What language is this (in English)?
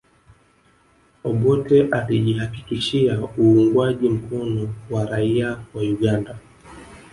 Swahili